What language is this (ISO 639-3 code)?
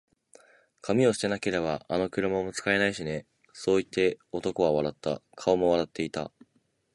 jpn